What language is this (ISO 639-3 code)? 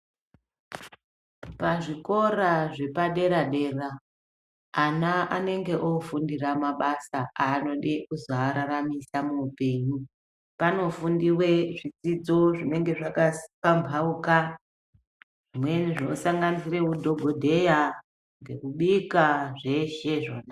ndc